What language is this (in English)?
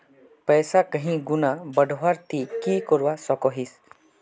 Magahi